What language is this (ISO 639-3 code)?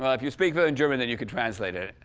eng